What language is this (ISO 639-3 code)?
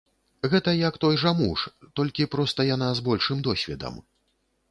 bel